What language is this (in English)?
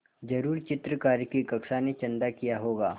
Hindi